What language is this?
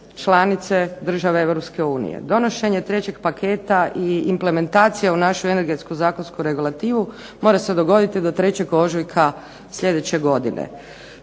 Croatian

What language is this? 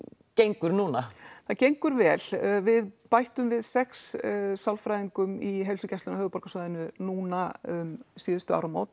Icelandic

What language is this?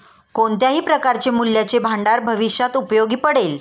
Marathi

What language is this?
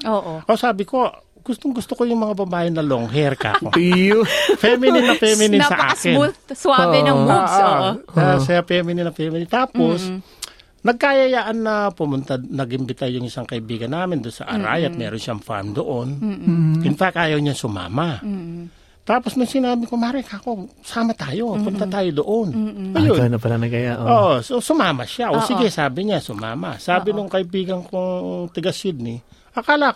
Filipino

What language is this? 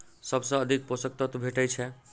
Maithili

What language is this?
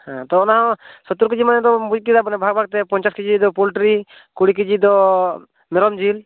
Santali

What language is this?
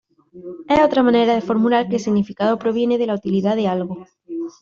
Spanish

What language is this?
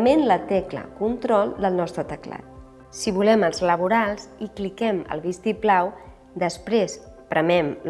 Catalan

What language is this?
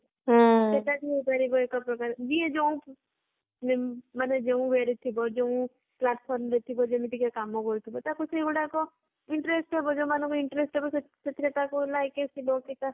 Odia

